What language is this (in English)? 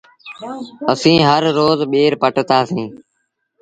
Sindhi Bhil